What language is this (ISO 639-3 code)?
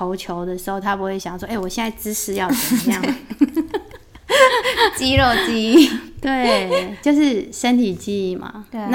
zho